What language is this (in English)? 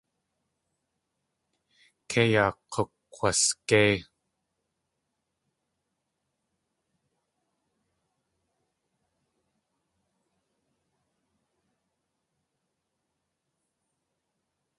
Tlingit